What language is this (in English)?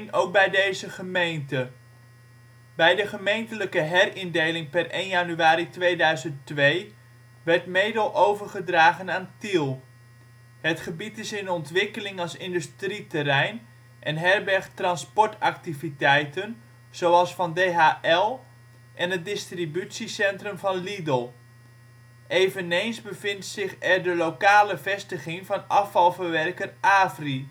Dutch